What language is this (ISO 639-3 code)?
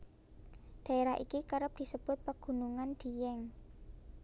jav